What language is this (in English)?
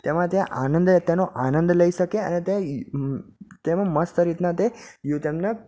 Gujarati